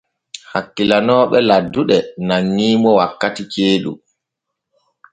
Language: Borgu Fulfulde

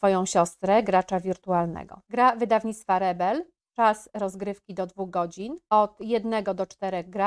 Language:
Polish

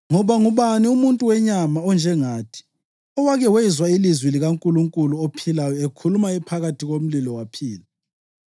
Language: North Ndebele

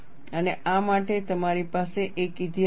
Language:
Gujarati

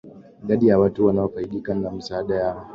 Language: Swahili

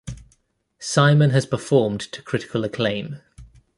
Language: English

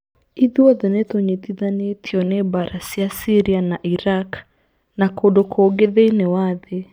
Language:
Kikuyu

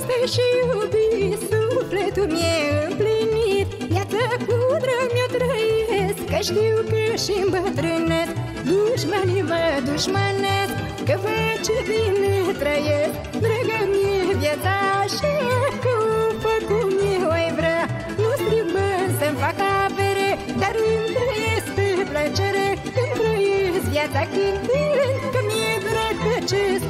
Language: Romanian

